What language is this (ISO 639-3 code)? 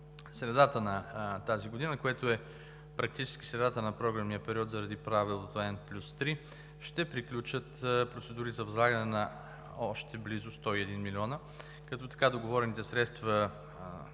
bul